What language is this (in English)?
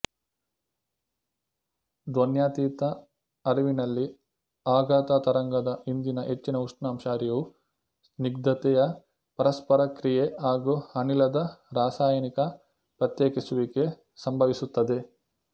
Kannada